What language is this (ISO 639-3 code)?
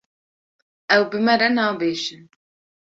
kur